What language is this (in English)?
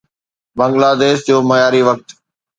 Sindhi